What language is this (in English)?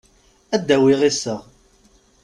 Kabyle